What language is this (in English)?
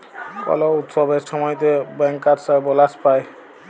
Bangla